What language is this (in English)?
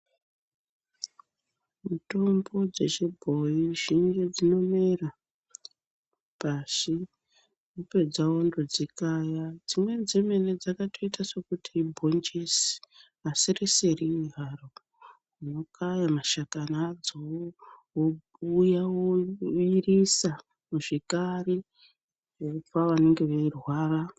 Ndau